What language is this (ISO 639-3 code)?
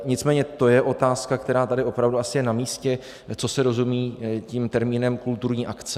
ces